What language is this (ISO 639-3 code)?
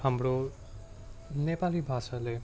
nep